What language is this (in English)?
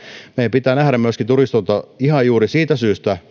Finnish